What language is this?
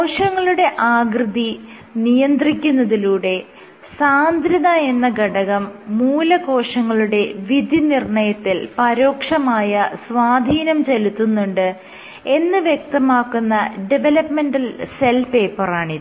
Malayalam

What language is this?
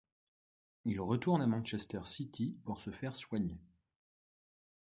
French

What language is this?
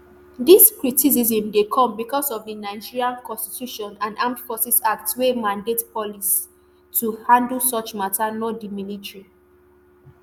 Nigerian Pidgin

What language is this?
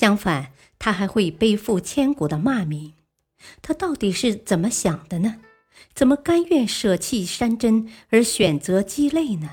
Chinese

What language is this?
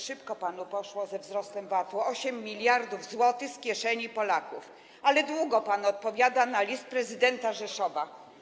Polish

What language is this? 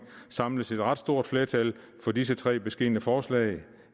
Danish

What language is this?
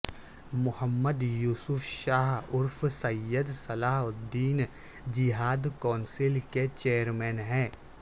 Urdu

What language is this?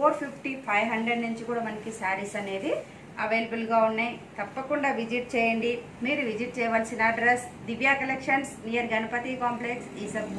Hindi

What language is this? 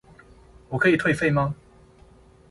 Chinese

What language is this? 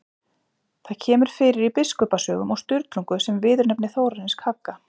Icelandic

